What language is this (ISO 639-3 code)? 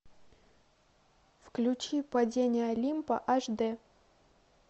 rus